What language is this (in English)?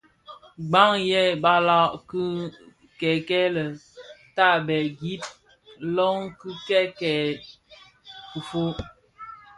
Bafia